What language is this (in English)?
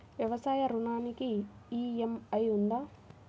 Telugu